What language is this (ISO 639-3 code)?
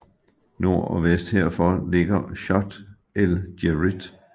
dan